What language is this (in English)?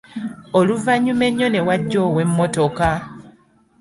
Ganda